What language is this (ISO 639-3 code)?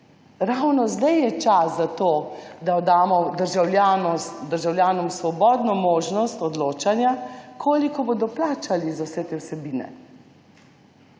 slv